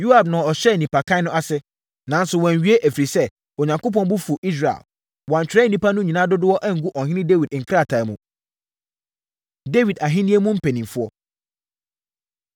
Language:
Akan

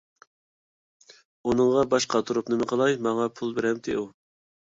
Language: Uyghur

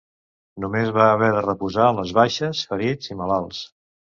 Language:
Catalan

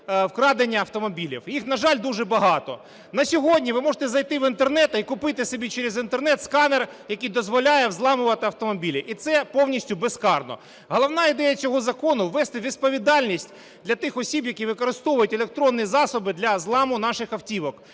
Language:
Ukrainian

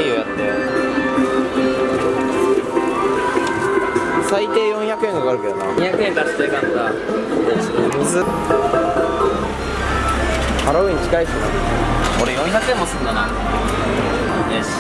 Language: Japanese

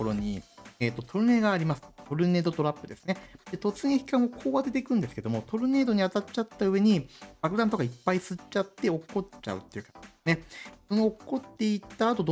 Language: Japanese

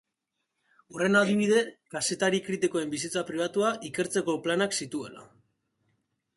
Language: Basque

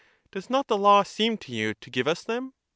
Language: English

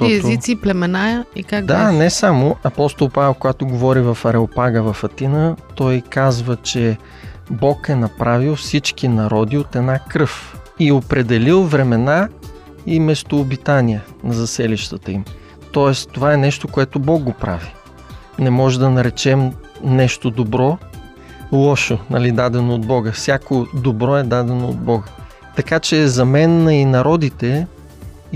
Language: Bulgarian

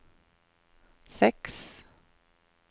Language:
Norwegian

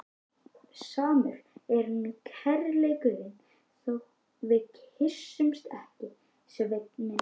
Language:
Icelandic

